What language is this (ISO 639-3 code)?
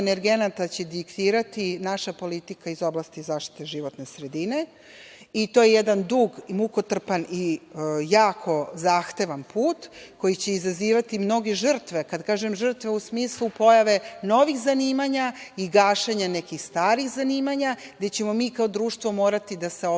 srp